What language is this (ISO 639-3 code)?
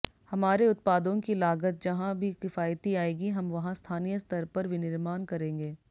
hin